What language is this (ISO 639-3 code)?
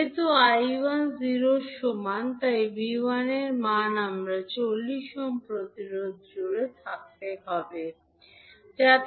ben